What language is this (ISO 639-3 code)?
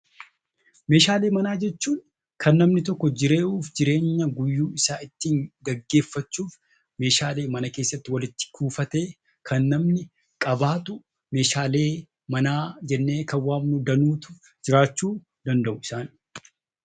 orm